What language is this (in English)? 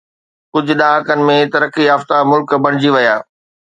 Sindhi